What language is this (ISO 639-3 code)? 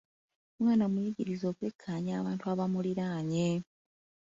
lug